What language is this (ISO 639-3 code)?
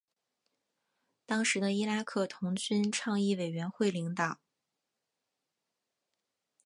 zho